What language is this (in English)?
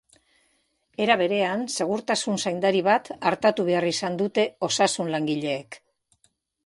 Basque